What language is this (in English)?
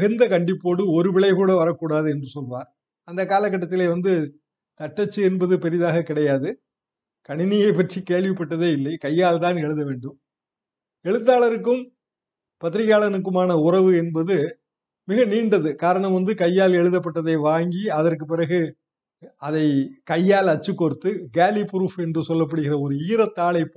Tamil